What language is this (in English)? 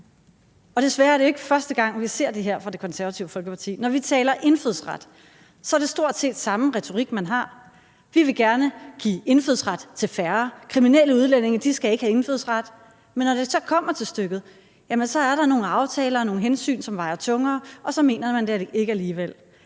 Danish